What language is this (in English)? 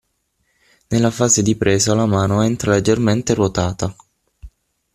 Italian